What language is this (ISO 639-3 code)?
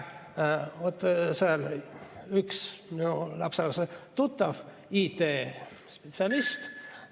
est